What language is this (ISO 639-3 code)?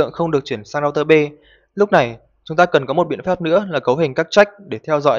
vie